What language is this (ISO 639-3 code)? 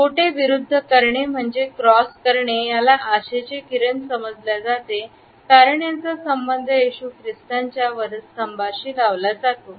mar